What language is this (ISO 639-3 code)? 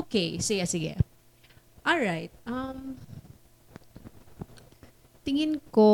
fil